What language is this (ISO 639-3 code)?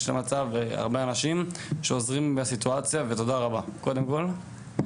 heb